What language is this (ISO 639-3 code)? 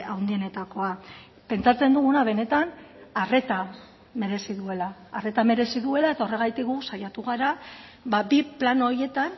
eus